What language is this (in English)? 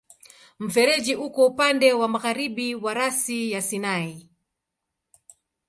Swahili